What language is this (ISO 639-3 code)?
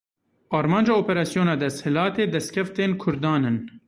kur